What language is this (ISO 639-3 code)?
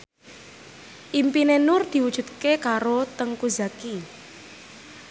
jav